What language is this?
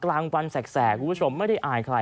Thai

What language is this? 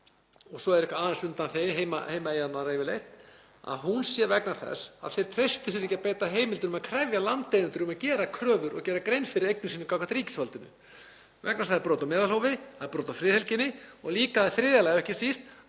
Icelandic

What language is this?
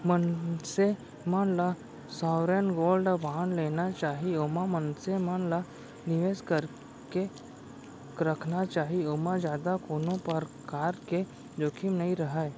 Chhattisgarhi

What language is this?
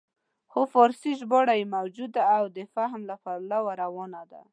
Pashto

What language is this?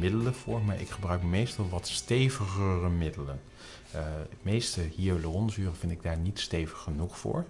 Dutch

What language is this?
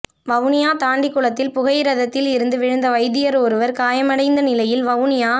Tamil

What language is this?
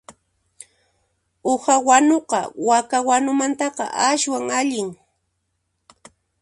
Puno Quechua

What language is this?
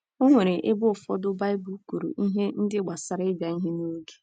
Igbo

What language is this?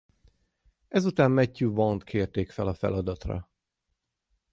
Hungarian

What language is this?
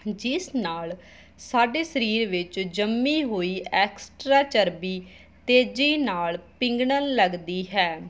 Punjabi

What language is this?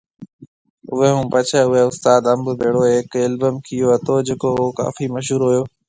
Marwari (Pakistan)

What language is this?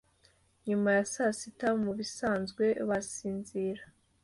Kinyarwanda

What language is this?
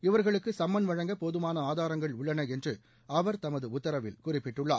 Tamil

